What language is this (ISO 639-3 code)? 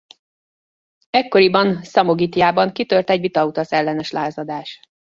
hun